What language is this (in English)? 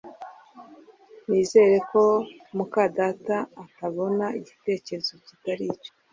Kinyarwanda